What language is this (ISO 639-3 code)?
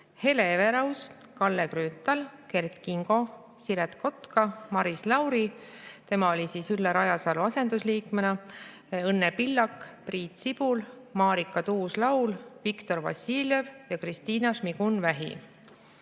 est